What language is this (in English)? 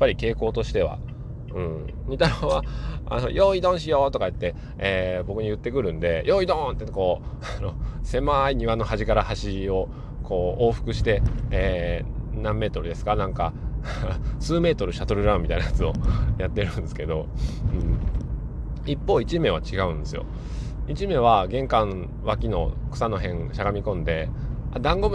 Japanese